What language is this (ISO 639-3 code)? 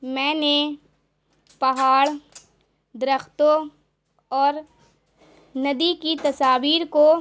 urd